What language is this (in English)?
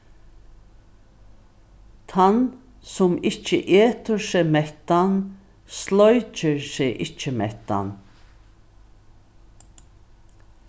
Faroese